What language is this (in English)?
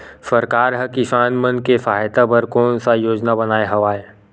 Chhattisgarhi